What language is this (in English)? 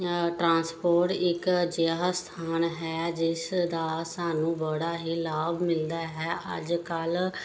Punjabi